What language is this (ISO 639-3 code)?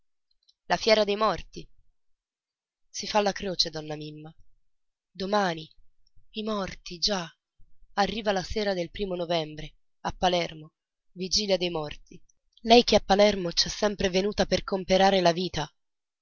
ita